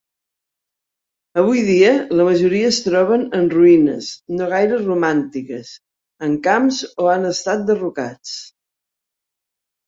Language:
Catalan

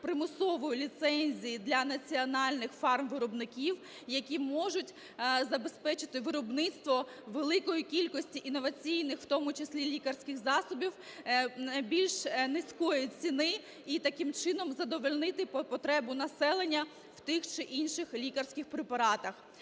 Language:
Ukrainian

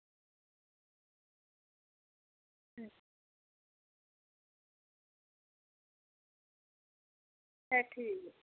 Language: Dogri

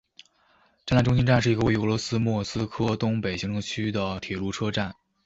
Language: Chinese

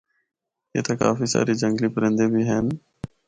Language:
Northern Hindko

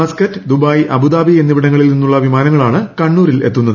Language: Malayalam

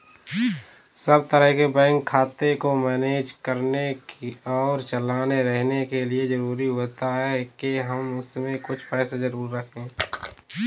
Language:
Hindi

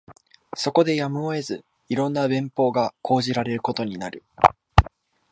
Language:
Japanese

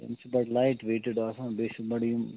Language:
Kashmiri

